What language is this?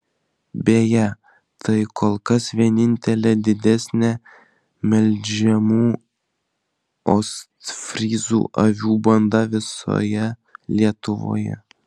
Lithuanian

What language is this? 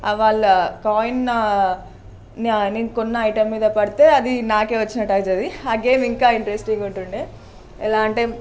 Telugu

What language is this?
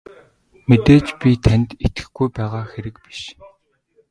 Mongolian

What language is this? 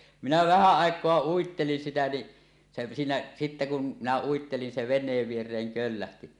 Finnish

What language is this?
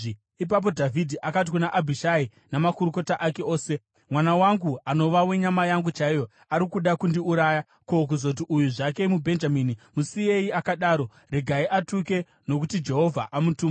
Shona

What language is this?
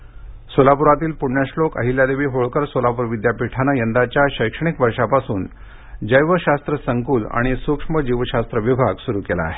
Marathi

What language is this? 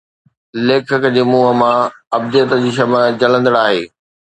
Sindhi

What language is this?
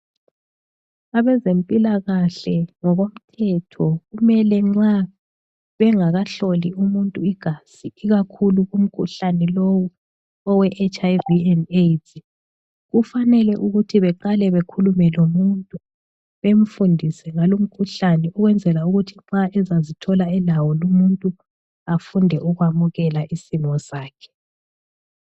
North Ndebele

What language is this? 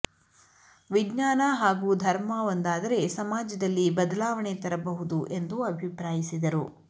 Kannada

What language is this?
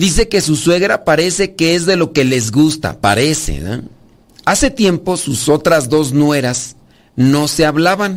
Spanish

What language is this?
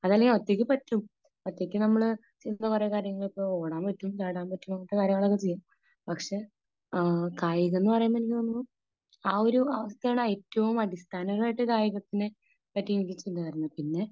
Malayalam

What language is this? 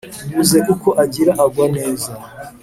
Kinyarwanda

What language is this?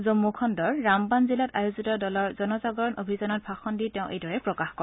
Assamese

